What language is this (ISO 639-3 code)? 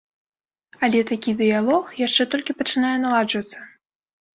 bel